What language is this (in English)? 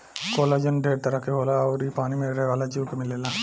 Bhojpuri